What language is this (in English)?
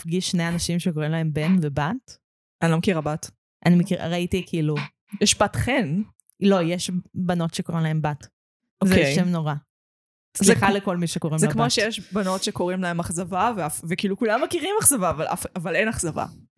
Hebrew